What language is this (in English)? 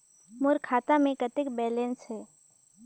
Chhattisgarhi